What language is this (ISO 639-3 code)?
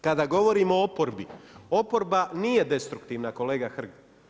hrv